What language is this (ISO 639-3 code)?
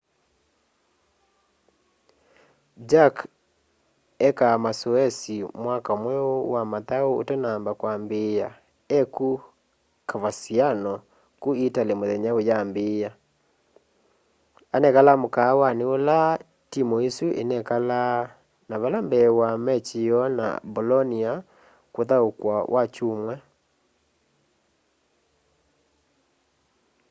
kam